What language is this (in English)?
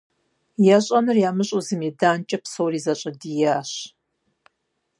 Kabardian